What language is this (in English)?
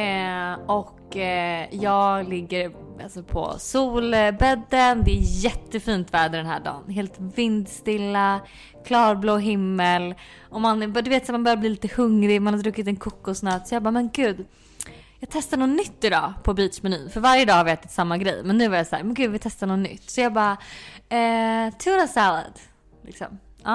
Swedish